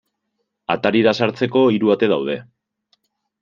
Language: Basque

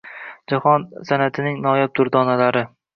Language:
Uzbek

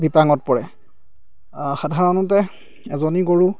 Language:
Assamese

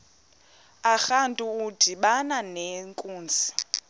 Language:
Xhosa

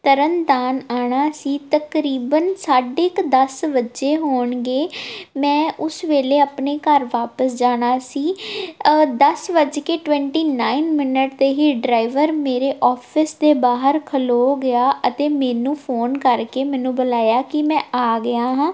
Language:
Punjabi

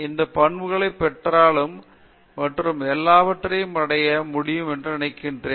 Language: Tamil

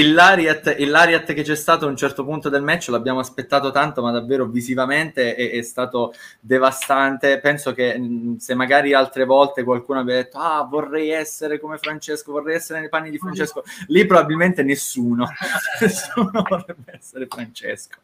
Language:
Italian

